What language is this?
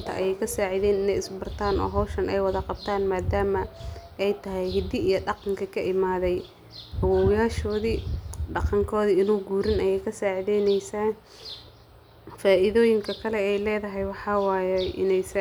Somali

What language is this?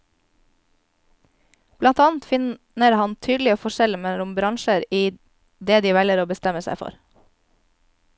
Norwegian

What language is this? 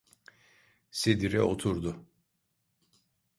Turkish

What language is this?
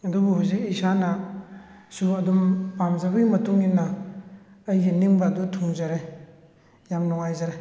Manipuri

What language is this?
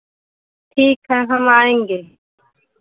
Hindi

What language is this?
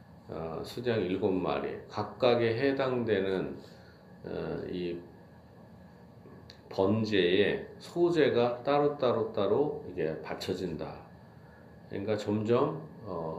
Korean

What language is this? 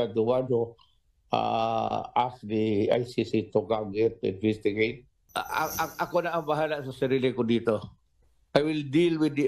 Filipino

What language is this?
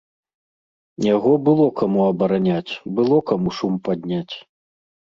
Belarusian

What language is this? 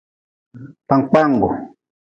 Nawdm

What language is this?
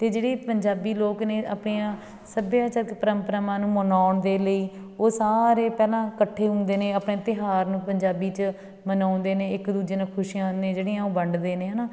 Punjabi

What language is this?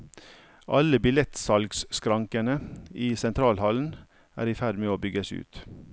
Norwegian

